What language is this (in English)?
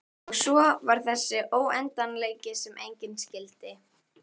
Icelandic